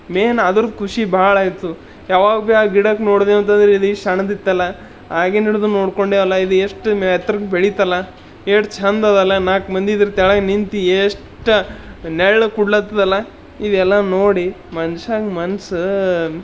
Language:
Kannada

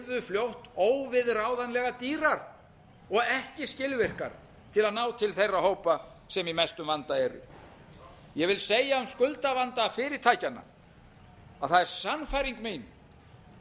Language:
Icelandic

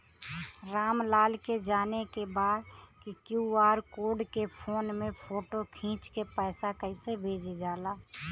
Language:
Bhojpuri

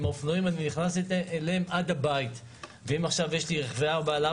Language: Hebrew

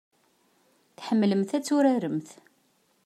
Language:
Kabyle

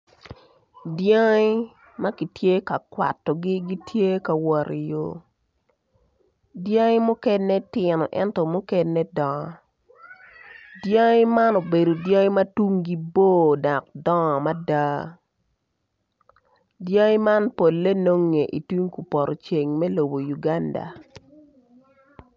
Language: Acoli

